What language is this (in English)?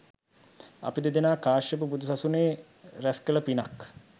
Sinhala